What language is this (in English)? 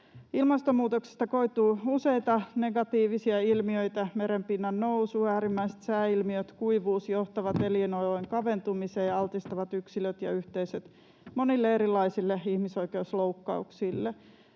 Finnish